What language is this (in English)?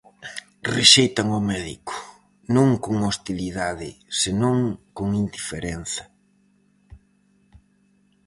Galician